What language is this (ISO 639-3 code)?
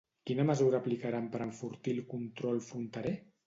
cat